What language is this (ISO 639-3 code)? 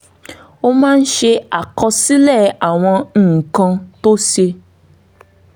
yor